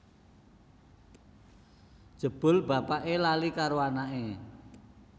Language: Javanese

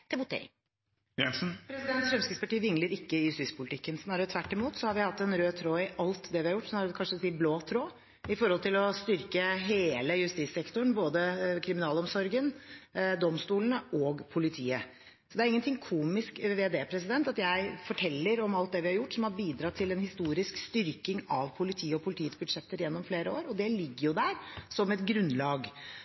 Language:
Norwegian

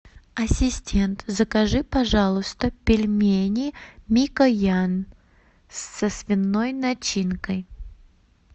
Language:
Russian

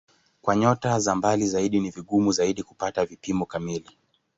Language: Swahili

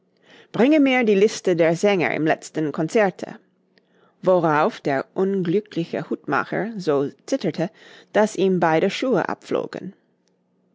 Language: German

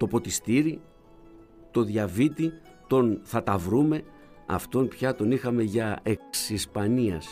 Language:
Greek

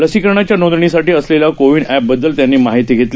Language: Marathi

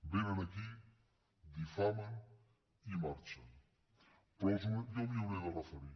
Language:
Catalan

